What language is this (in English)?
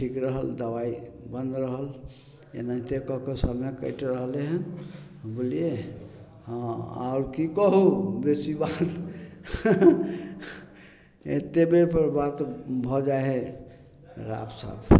Maithili